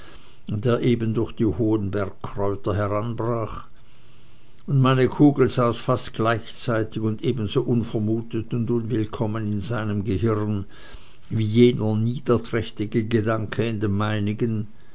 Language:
German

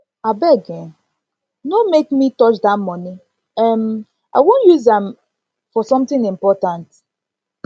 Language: Nigerian Pidgin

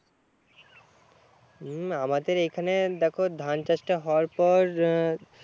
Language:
Bangla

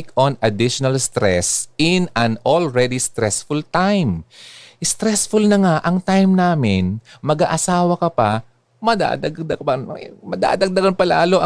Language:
Filipino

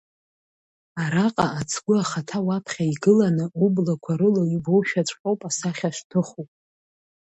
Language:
Abkhazian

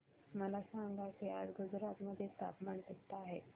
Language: Marathi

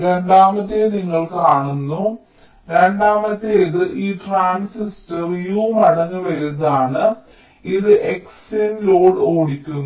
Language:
Malayalam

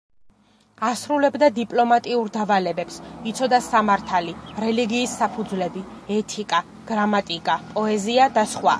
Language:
Georgian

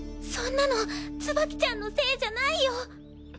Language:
Japanese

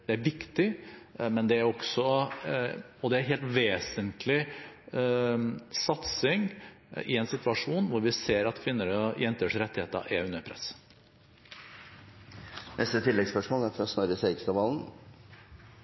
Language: Norwegian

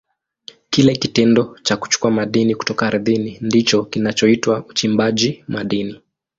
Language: Swahili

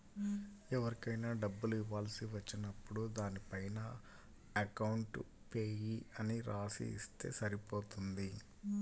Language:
Telugu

